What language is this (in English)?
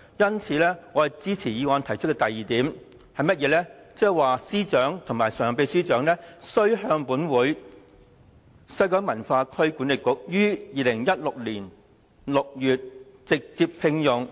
Cantonese